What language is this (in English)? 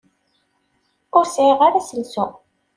Kabyle